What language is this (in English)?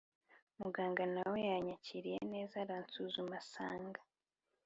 Kinyarwanda